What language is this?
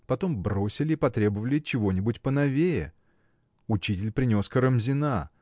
Russian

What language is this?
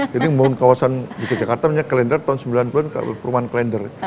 Indonesian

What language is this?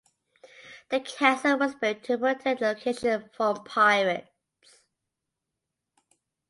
English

